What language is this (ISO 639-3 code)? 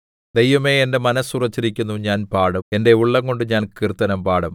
mal